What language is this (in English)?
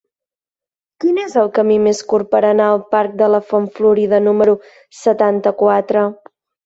Catalan